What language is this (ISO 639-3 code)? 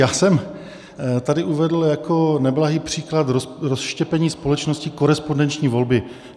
ces